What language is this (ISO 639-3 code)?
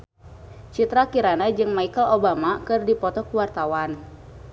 sun